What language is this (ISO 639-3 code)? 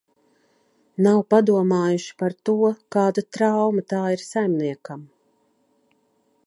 lav